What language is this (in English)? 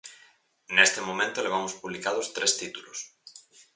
Galician